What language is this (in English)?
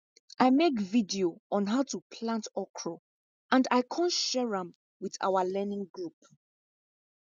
Nigerian Pidgin